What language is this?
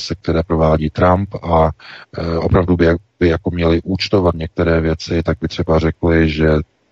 Czech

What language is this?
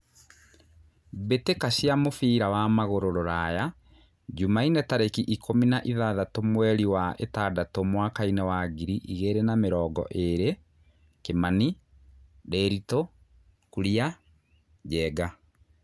Kikuyu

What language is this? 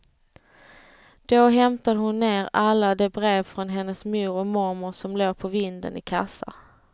Swedish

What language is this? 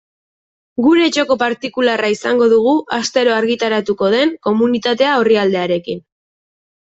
Basque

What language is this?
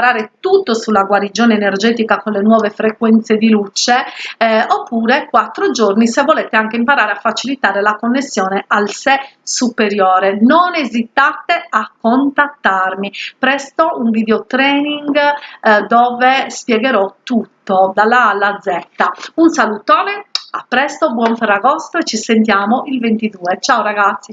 Italian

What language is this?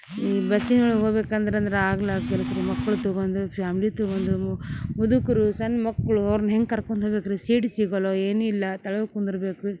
Kannada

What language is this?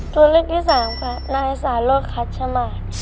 Thai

